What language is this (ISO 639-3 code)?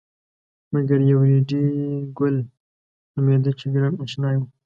pus